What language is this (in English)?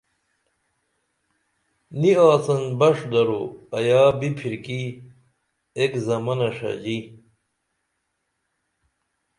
Dameli